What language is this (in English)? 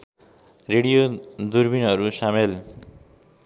Nepali